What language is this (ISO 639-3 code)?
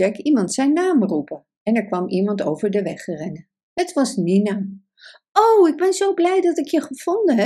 nld